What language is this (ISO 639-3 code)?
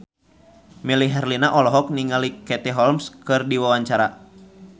sun